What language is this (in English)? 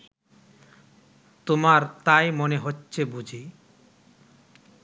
Bangla